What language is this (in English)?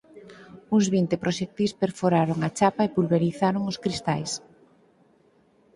Galician